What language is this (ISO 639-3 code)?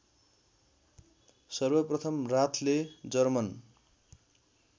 nep